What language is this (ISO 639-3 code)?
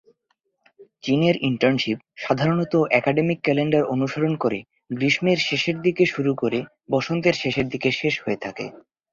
ben